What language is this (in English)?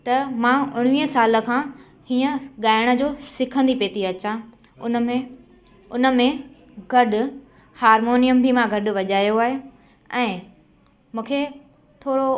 Sindhi